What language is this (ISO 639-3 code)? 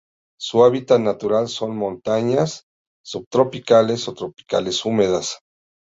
spa